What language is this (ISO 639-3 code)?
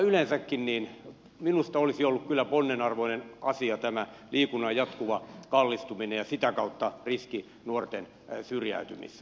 fin